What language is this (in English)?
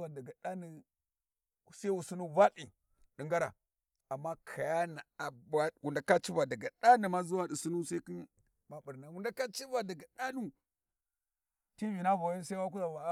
Warji